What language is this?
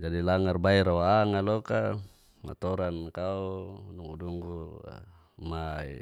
Geser-Gorom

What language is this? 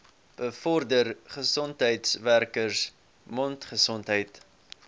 Afrikaans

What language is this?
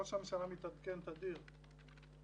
Hebrew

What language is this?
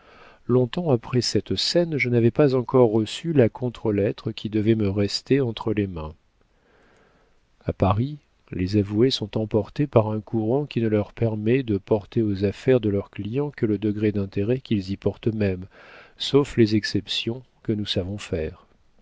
French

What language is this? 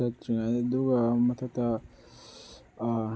Manipuri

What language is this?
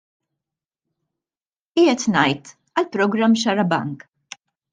Maltese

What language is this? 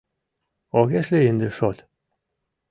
Mari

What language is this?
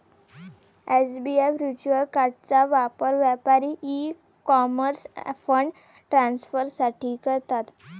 Marathi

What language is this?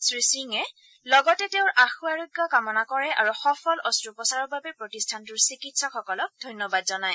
Assamese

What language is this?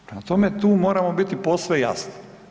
Croatian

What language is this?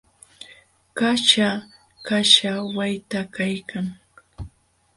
Jauja Wanca Quechua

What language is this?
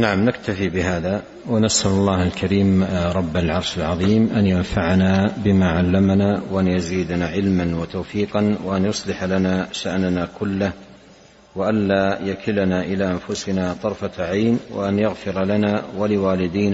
Arabic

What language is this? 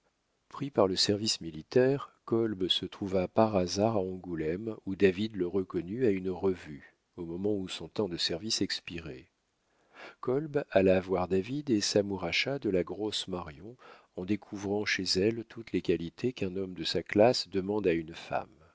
French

